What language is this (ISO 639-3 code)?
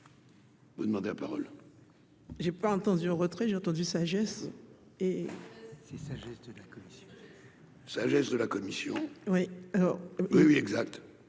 fra